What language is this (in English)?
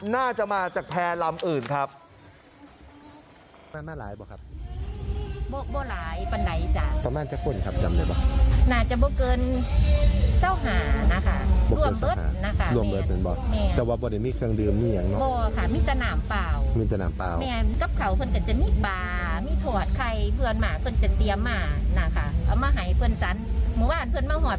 Thai